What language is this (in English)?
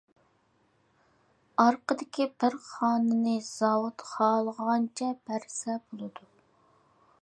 Uyghur